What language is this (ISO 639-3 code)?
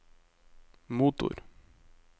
nor